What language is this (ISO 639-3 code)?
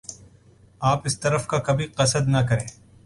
urd